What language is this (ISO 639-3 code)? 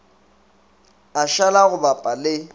nso